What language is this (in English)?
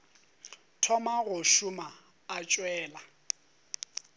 Northern Sotho